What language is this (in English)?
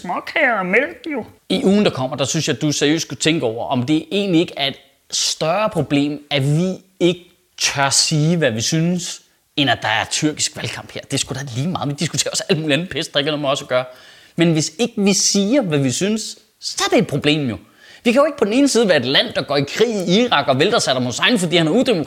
Danish